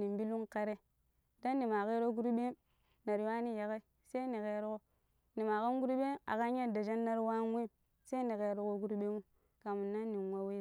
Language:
Pero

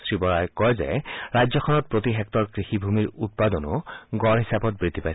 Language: Assamese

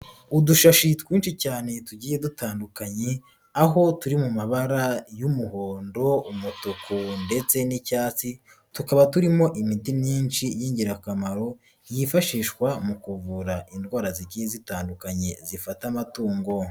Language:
Kinyarwanda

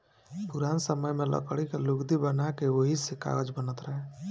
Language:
Bhojpuri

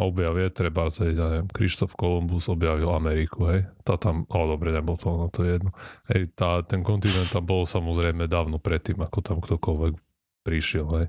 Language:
Slovak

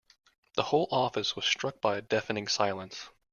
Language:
English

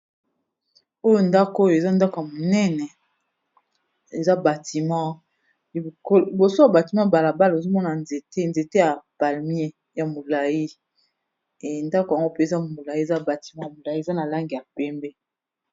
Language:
Lingala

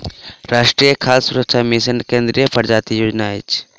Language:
Maithili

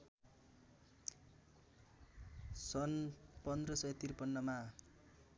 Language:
Nepali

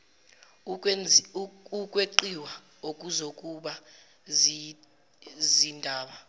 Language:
Zulu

